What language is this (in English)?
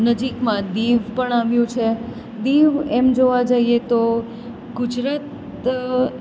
Gujarati